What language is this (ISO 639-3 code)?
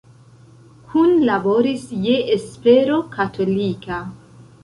epo